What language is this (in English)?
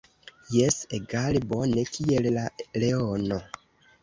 Esperanto